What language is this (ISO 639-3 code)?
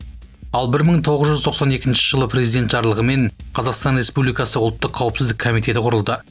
kaz